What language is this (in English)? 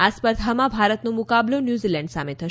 Gujarati